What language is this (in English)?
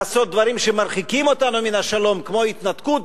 Hebrew